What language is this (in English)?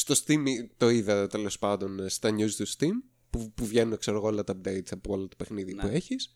Greek